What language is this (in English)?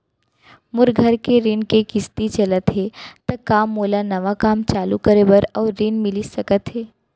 Chhattisgarhi